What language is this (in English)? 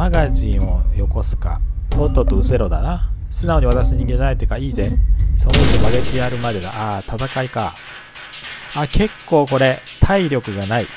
Japanese